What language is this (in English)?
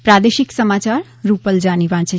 Gujarati